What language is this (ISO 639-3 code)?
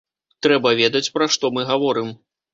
bel